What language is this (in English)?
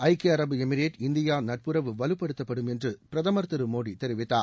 Tamil